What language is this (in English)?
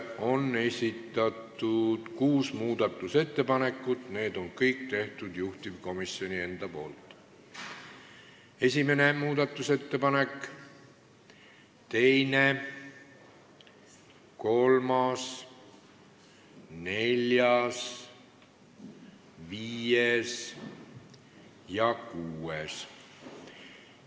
Estonian